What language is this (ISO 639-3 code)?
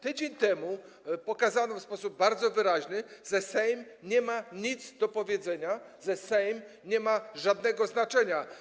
pol